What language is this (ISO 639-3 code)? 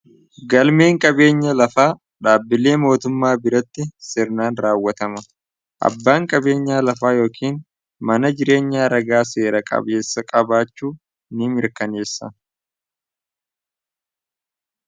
orm